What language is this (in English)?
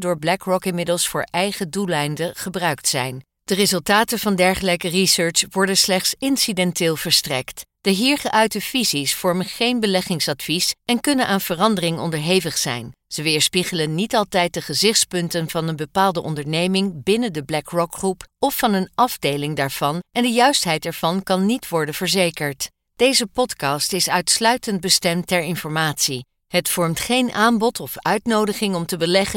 Dutch